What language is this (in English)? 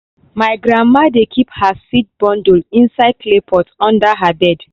Nigerian Pidgin